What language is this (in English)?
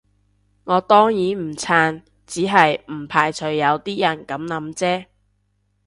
Cantonese